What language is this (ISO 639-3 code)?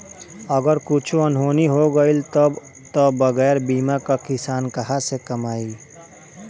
bho